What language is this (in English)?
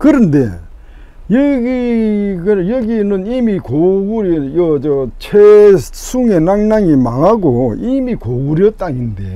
Korean